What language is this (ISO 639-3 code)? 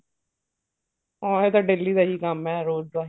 pan